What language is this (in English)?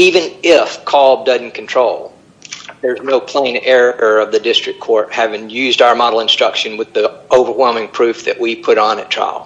English